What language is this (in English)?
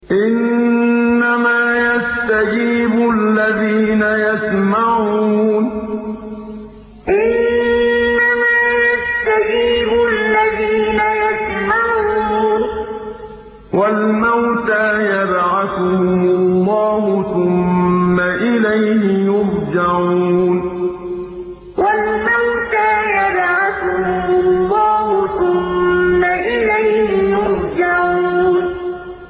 Arabic